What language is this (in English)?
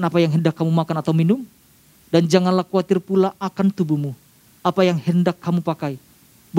Indonesian